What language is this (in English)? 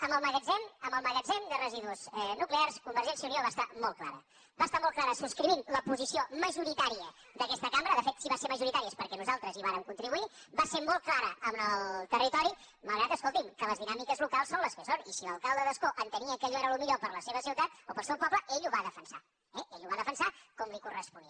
Catalan